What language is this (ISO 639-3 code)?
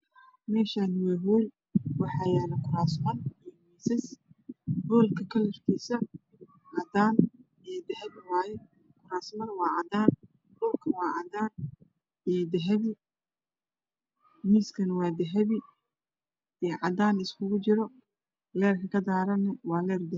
som